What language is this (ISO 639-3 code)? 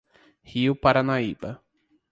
por